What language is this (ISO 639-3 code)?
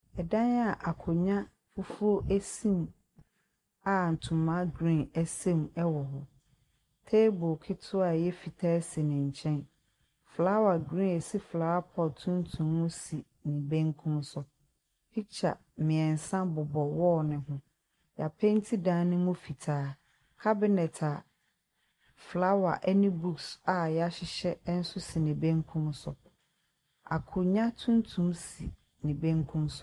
aka